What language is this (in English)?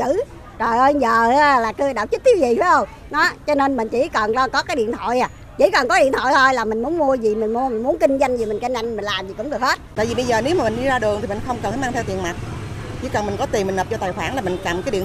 Vietnamese